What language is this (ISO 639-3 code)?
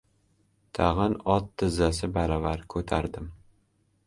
uzb